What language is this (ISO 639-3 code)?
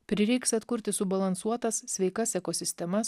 lit